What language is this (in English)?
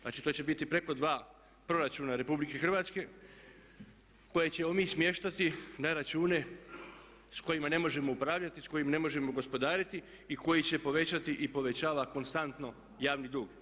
Croatian